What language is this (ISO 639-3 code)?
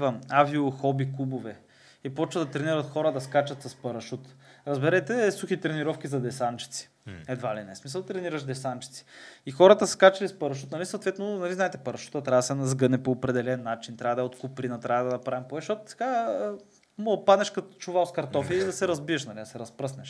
bul